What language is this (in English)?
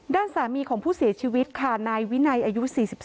Thai